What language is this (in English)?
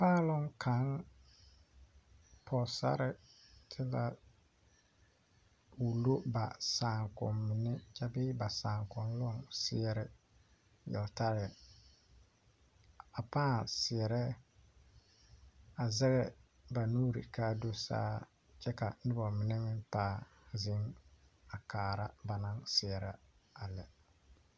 Southern Dagaare